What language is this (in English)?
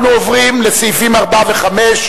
Hebrew